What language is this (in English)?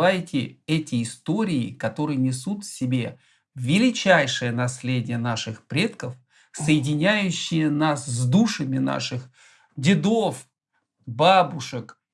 Russian